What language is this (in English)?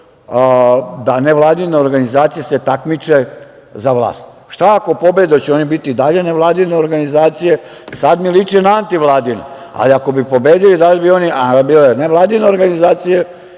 Serbian